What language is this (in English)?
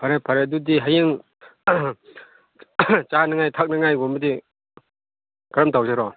Manipuri